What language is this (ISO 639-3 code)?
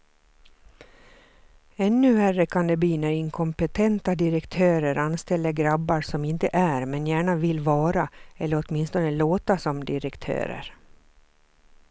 swe